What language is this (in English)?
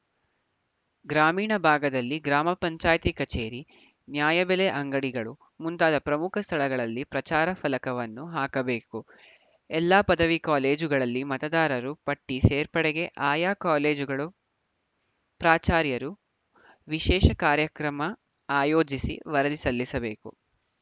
Kannada